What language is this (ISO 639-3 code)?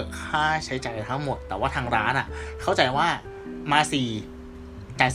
tha